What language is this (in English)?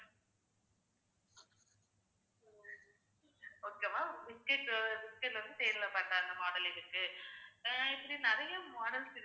Tamil